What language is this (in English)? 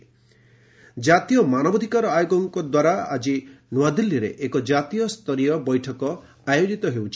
Odia